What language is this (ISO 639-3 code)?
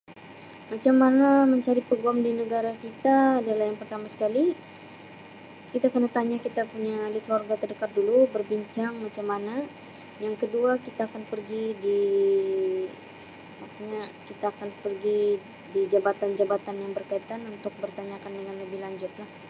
msi